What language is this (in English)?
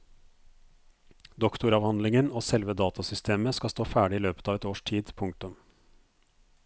Norwegian